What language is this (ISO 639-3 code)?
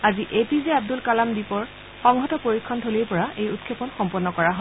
asm